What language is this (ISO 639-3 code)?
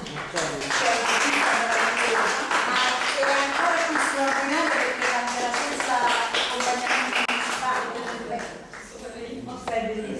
ita